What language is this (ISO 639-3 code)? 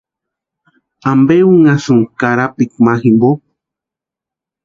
pua